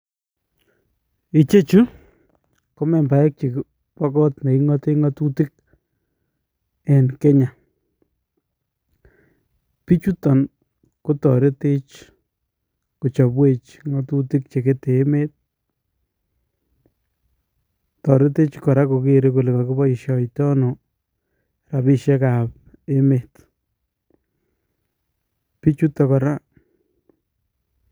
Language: Kalenjin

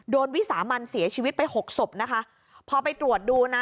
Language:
Thai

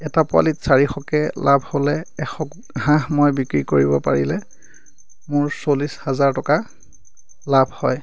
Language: Assamese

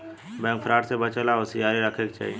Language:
Bhojpuri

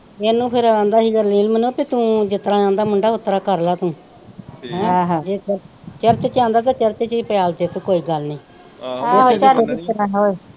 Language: Punjabi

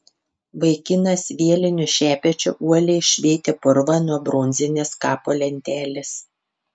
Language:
Lithuanian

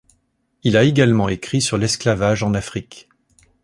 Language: French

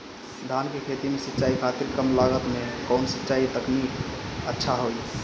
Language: Bhojpuri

